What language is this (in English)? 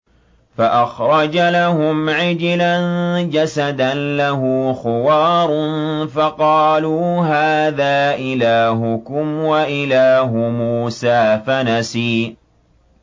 Arabic